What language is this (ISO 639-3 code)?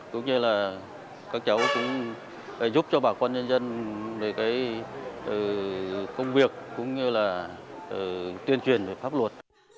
vie